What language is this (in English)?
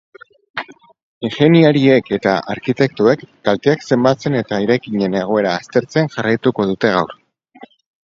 Basque